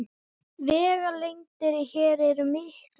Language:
Icelandic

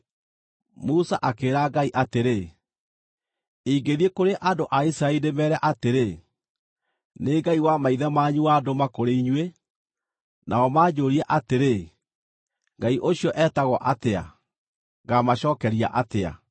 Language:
Kikuyu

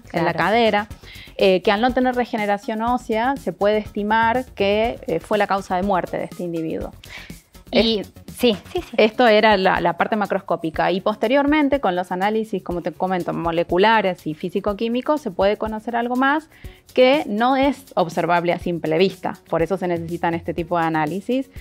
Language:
Spanish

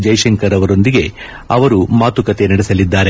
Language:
Kannada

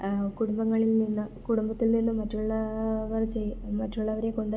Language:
Malayalam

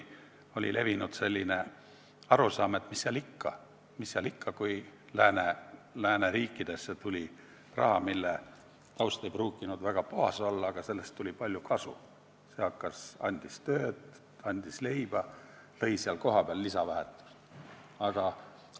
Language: Estonian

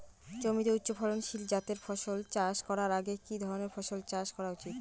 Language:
Bangla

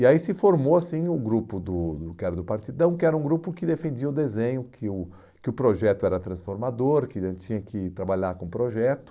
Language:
Portuguese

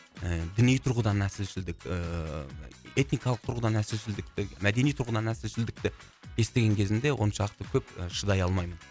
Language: Kazakh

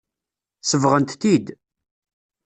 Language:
Kabyle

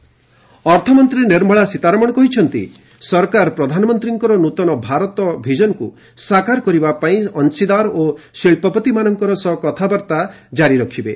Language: Odia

